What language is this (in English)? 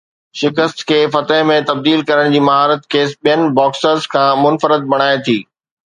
Sindhi